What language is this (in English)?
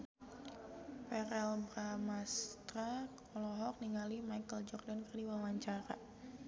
Sundanese